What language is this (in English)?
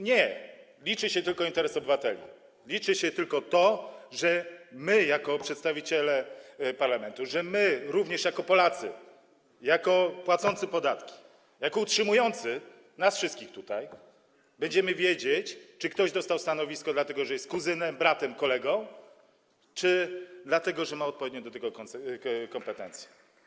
Polish